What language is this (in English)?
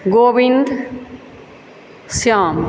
Maithili